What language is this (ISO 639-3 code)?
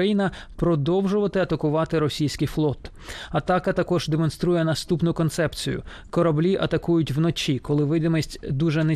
ukr